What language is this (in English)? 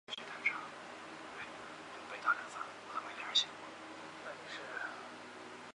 Chinese